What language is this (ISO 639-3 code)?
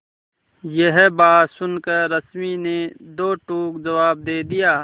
hin